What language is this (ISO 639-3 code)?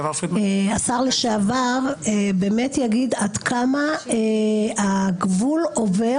heb